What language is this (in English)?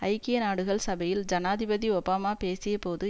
Tamil